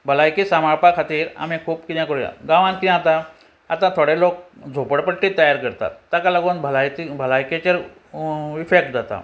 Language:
Konkani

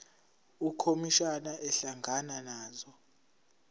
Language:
Zulu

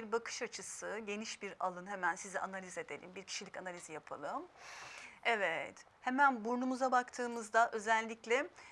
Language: Turkish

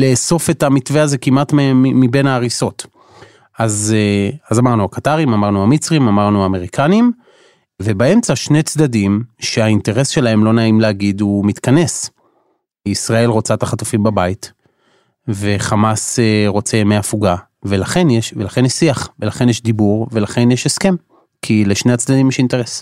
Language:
Hebrew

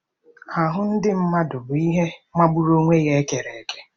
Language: Igbo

